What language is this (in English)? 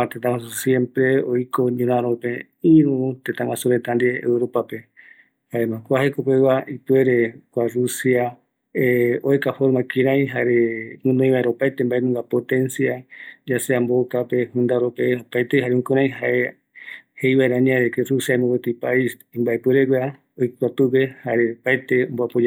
Eastern Bolivian Guaraní